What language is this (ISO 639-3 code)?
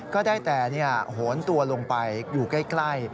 tha